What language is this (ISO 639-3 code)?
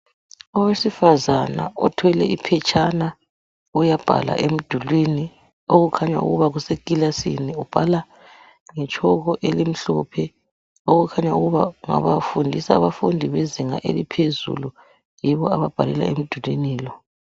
nde